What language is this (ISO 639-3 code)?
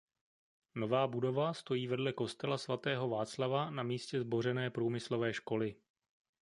ces